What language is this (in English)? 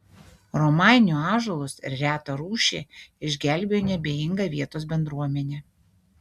Lithuanian